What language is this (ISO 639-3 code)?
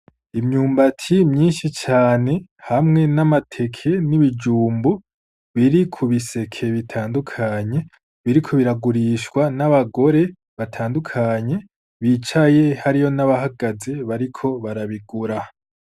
run